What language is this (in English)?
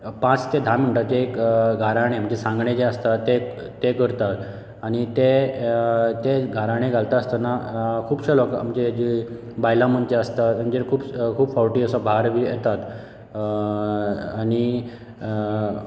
Konkani